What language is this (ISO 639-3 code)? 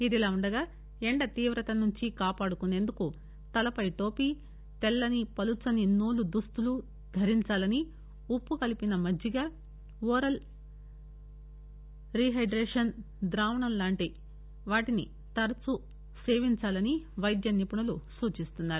tel